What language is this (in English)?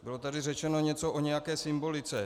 Czech